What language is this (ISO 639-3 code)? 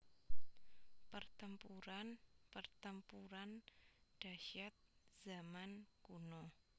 jav